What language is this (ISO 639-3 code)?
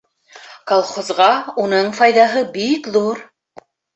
bak